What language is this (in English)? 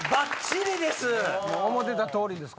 Japanese